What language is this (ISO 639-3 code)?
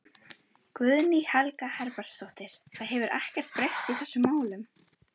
isl